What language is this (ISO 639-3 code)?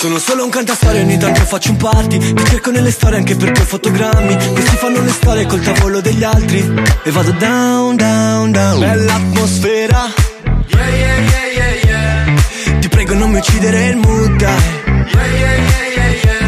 ita